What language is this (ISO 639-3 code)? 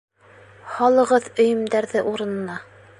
bak